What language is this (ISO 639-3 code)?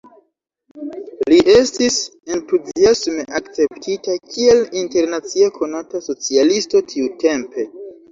epo